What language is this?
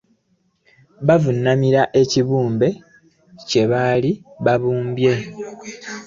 Ganda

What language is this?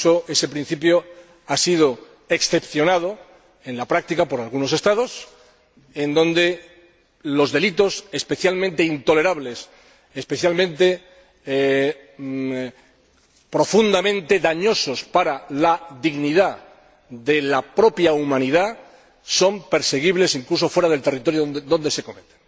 Spanish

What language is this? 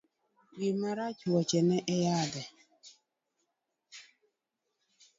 Luo (Kenya and Tanzania)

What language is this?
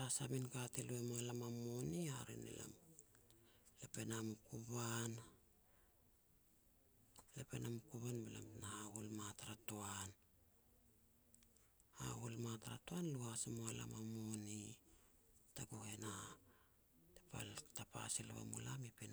Petats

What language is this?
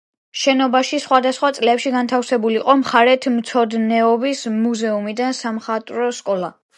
Georgian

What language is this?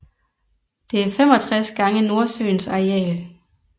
Danish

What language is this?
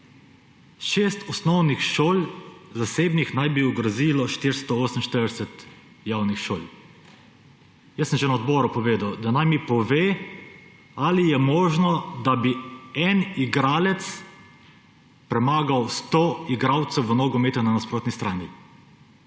Slovenian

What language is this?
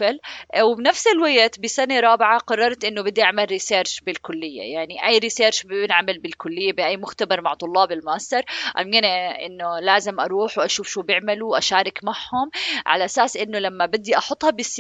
Arabic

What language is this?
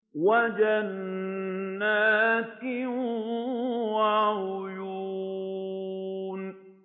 Arabic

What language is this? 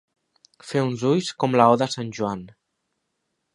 Catalan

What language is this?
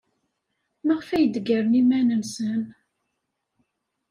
Kabyle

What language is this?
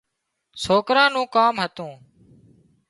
Wadiyara Koli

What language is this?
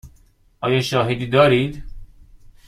Persian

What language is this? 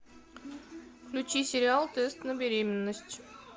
Russian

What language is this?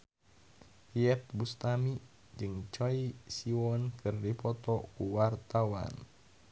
Sundanese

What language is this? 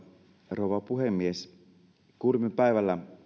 Finnish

